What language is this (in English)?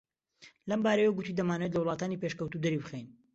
Central Kurdish